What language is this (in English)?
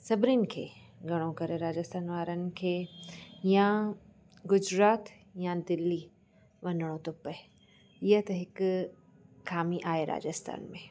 Sindhi